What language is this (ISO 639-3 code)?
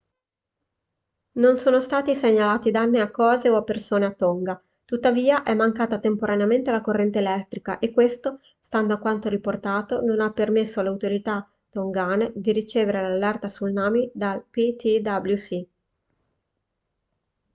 ita